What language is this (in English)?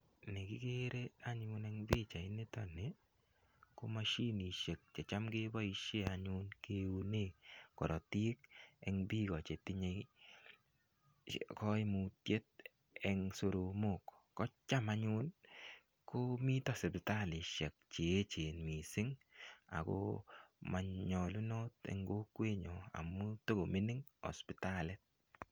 Kalenjin